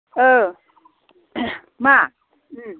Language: Bodo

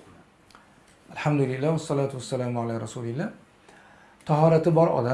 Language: Turkish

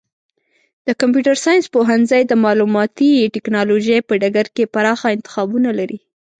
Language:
Pashto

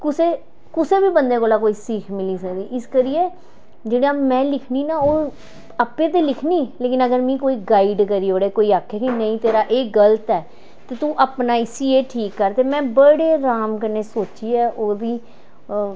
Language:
Dogri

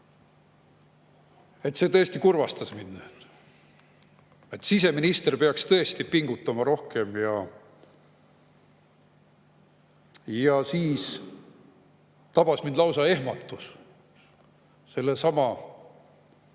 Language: Estonian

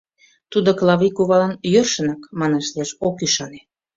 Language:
Mari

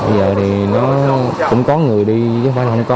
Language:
Vietnamese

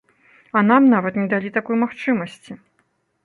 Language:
Belarusian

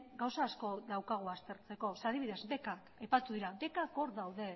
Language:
Basque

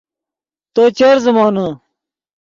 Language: Yidgha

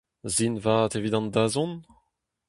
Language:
Breton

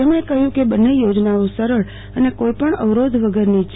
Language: Gujarati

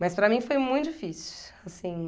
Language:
Portuguese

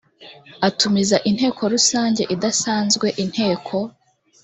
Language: Kinyarwanda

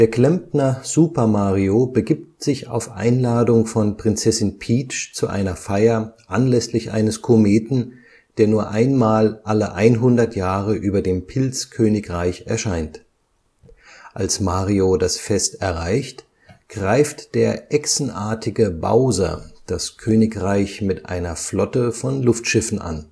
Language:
German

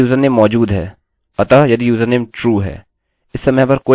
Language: Hindi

